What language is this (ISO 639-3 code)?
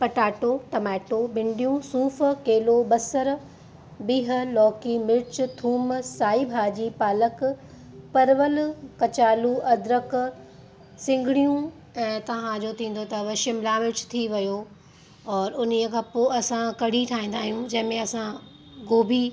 snd